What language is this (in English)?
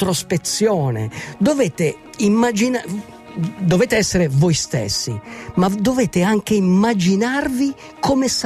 Italian